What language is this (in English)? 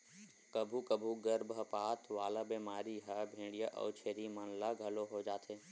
Chhattisgarhi